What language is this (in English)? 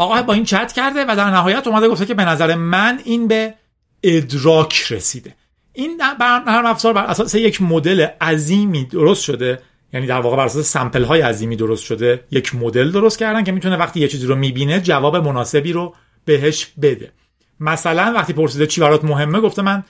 Persian